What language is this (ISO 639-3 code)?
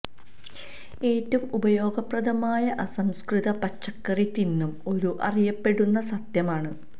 mal